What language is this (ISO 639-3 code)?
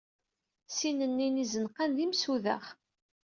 kab